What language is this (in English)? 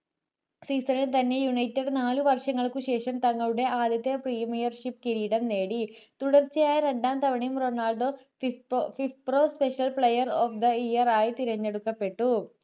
Malayalam